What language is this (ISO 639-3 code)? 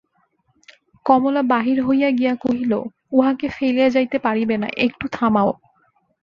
ben